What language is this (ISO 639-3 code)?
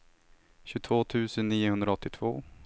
swe